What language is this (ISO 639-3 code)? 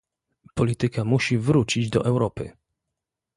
pol